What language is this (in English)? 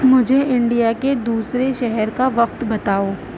Urdu